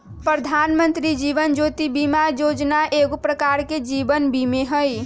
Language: Magahi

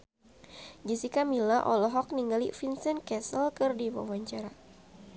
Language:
Sundanese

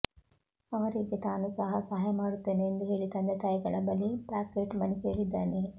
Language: Kannada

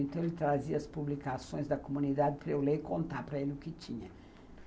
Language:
Portuguese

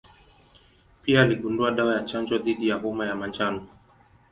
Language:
Swahili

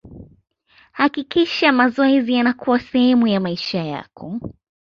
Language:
Swahili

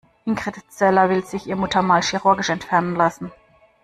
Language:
German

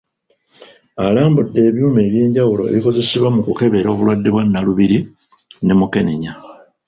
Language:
Ganda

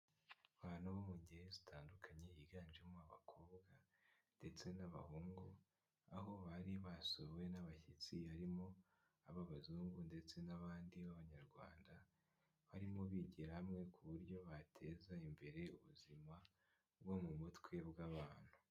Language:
Kinyarwanda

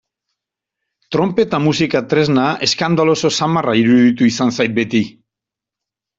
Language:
Basque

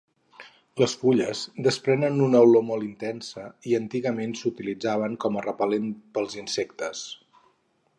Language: Catalan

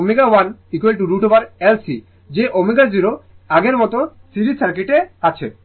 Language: Bangla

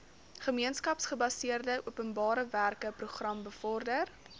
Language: Afrikaans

